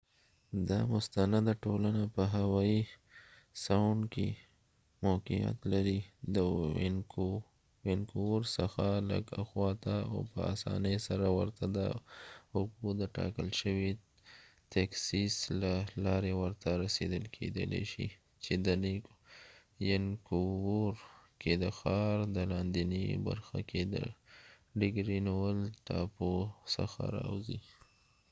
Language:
Pashto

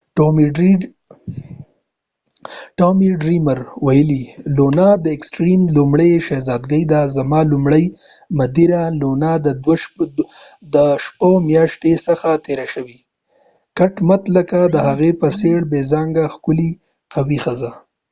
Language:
Pashto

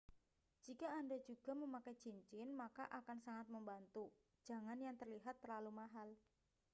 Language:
Indonesian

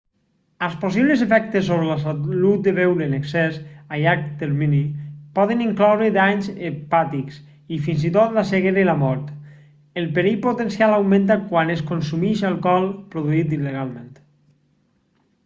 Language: Catalan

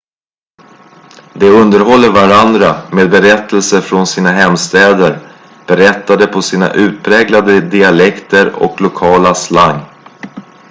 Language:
Swedish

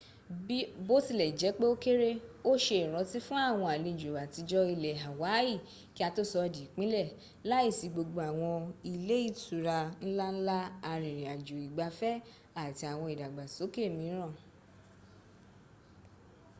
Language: Yoruba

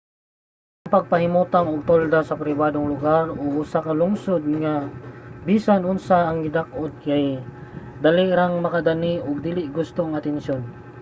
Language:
Cebuano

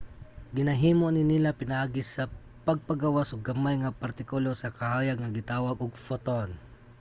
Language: Cebuano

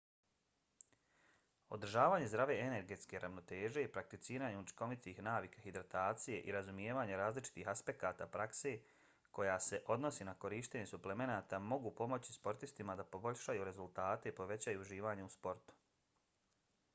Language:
Bosnian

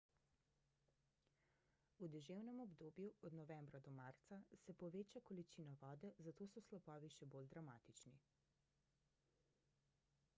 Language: Slovenian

